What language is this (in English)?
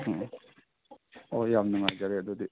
Manipuri